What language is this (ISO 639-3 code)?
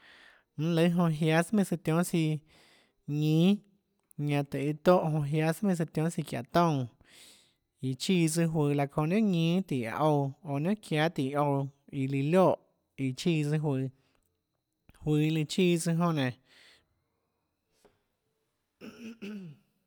ctl